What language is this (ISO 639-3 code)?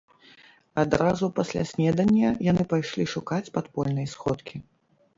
bel